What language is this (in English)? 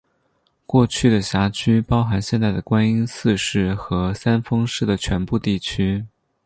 Chinese